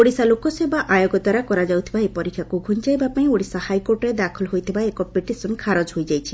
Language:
Odia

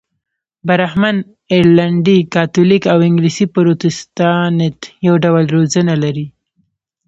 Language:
Pashto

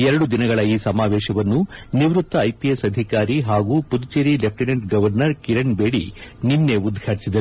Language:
Kannada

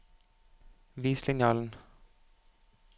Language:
Norwegian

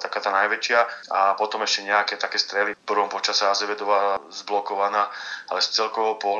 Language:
Slovak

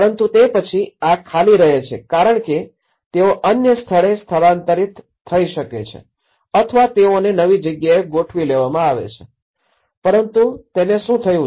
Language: Gujarati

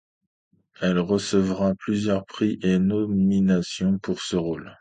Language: French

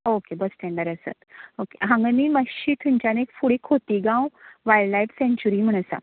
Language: Konkani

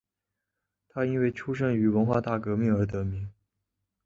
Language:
Chinese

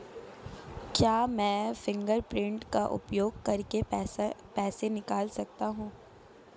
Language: Hindi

